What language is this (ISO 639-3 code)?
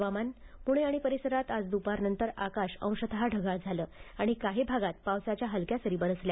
mar